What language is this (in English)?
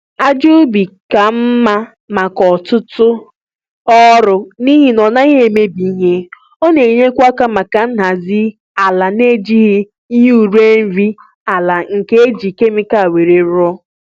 Igbo